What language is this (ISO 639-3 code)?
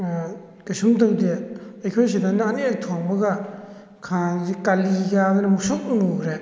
mni